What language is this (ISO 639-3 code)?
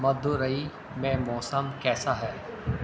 urd